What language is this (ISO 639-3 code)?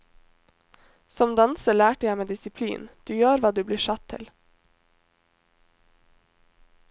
nor